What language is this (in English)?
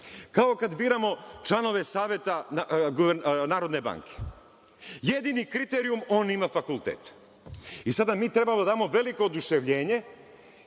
Serbian